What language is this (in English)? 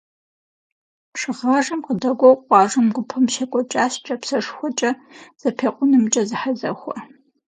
Kabardian